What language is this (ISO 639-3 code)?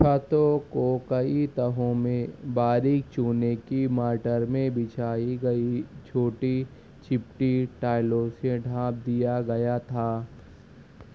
urd